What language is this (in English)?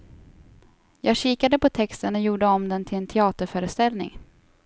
Swedish